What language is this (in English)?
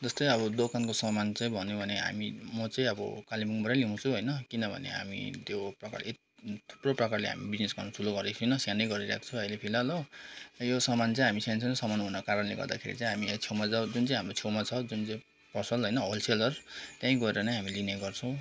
Nepali